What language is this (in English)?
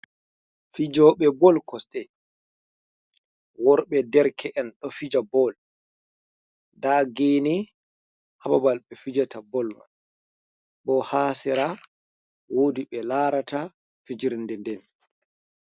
Fula